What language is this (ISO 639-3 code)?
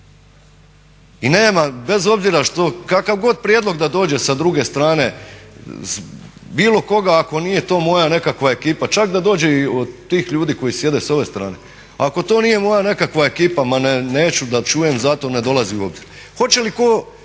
hrv